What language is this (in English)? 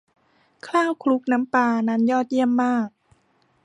Thai